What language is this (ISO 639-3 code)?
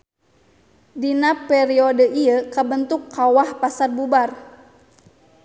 sun